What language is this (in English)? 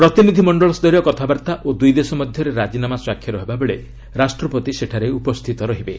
Odia